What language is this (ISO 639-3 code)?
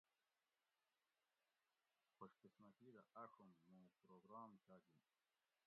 gwc